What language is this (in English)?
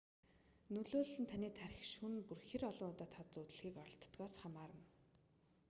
Mongolian